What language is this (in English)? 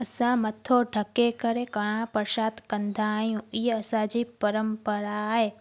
Sindhi